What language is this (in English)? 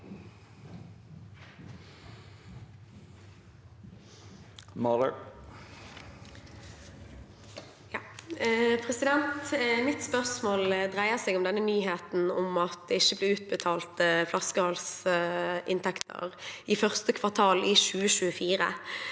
Norwegian